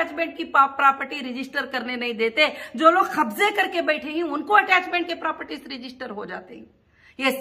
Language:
Hindi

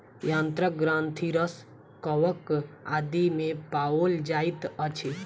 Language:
Maithili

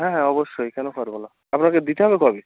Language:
Bangla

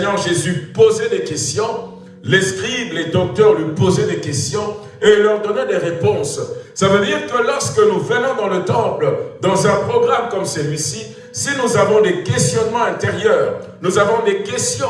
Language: French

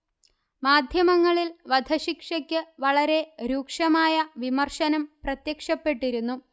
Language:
Malayalam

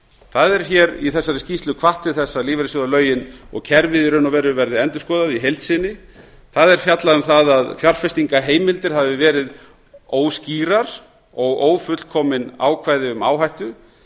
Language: Icelandic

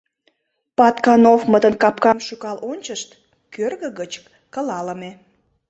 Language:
Mari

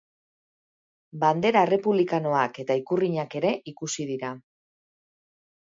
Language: Basque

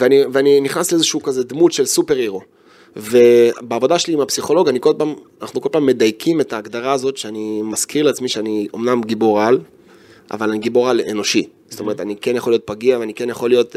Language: Hebrew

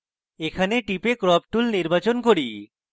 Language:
Bangla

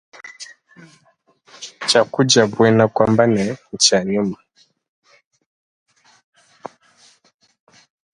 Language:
Luba-Lulua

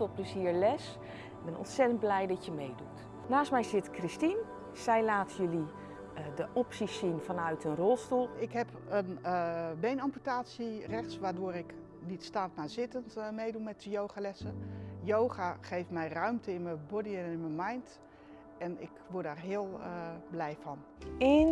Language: Dutch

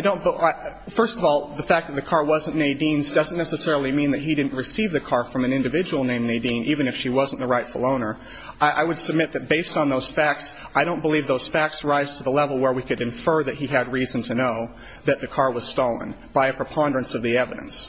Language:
English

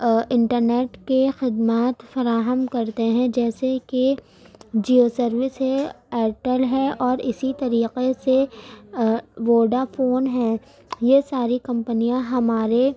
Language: Urdu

